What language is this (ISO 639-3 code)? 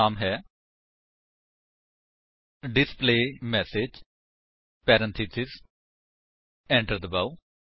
pan